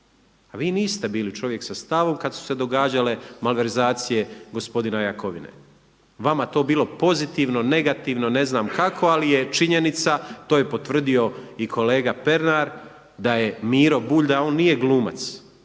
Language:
Croatian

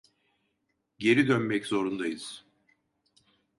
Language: Turkish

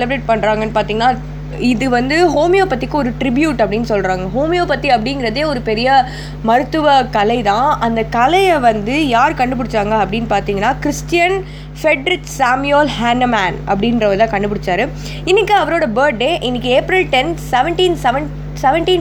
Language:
Tamil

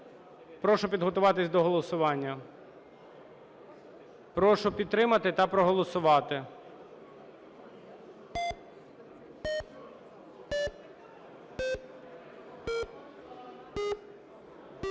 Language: Ukrainian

